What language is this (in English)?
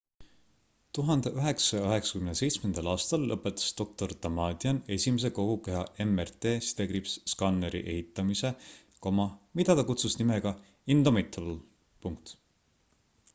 Estonian